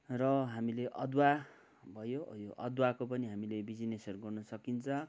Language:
Nepali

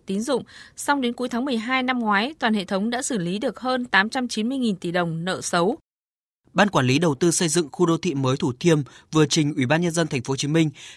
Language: Vietnamese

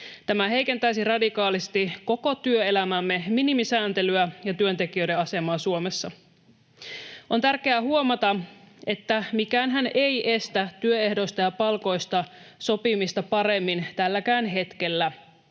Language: Finnish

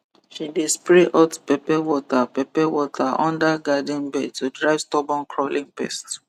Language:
Nigerian Pidgin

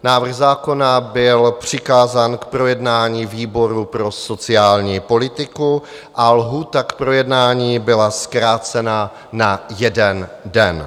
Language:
Czech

